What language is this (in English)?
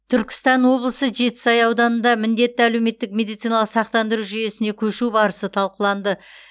Kazakh